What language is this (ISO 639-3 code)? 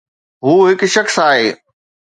snd